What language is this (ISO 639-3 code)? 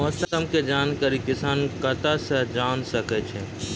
mai